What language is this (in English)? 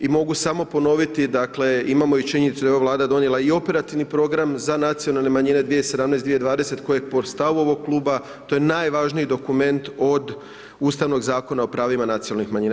Croatian